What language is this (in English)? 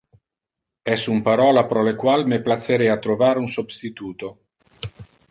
Interlingua